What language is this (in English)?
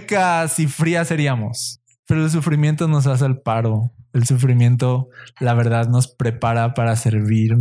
Spanish